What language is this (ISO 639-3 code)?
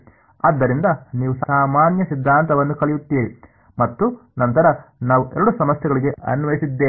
kan